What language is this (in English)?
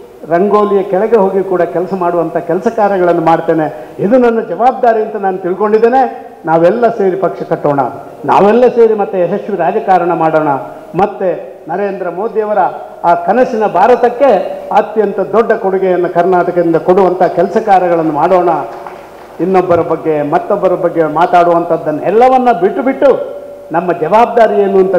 Kannada